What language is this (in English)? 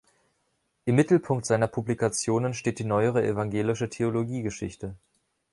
German